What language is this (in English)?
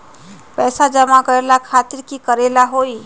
Magahi